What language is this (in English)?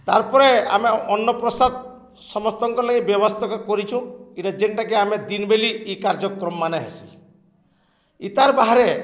Odia